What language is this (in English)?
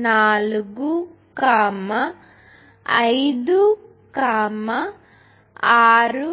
Telugu